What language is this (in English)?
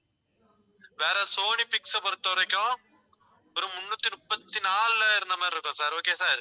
Tamil